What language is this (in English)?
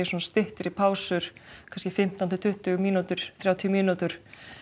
Icelandic